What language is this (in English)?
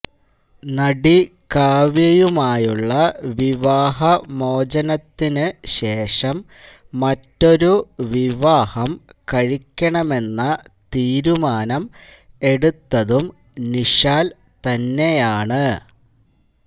Malayalam